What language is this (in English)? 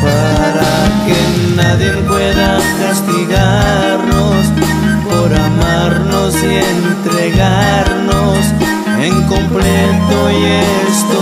Spanish